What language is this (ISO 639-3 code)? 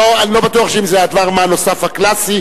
heb